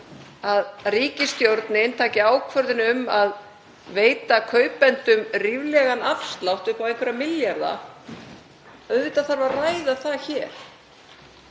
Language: Icelandic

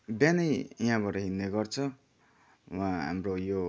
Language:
Nepali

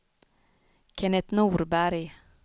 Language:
Swedish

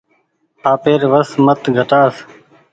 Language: Goaria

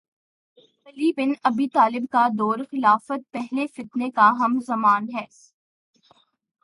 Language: Urdu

